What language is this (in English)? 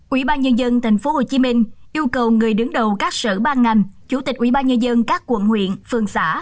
Vietnamese